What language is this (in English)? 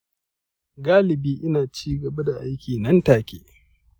Hausa